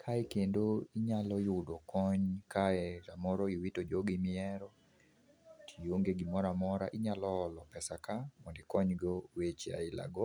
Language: Luo (Kenya and Tanzania)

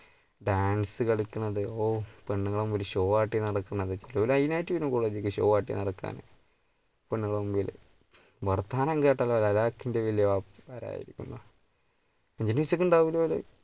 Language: Malayalam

